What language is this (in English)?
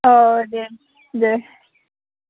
Bodo